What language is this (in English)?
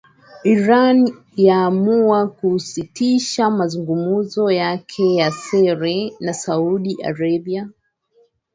Swahili